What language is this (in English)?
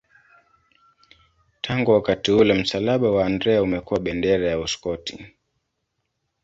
Swahili